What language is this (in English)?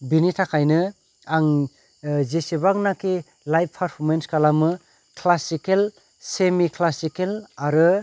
Bodo